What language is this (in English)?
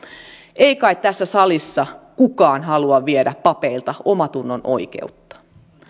Finnish